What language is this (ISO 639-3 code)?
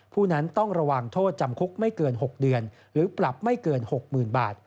tha